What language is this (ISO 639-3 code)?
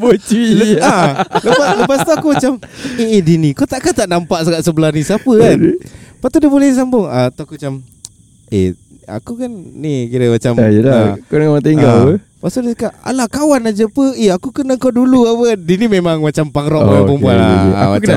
msa